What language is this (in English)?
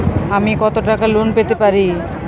Bangla